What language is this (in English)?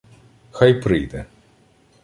Ukrainian